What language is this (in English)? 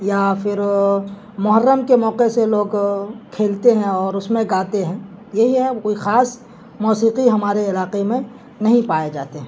Urdu